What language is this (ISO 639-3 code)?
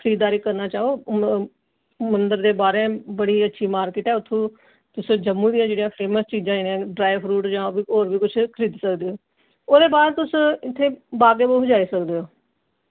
doi